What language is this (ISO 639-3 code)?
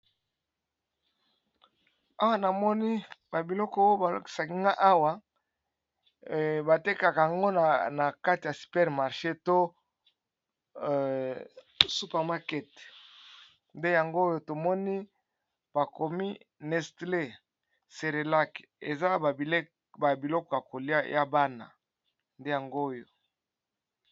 lin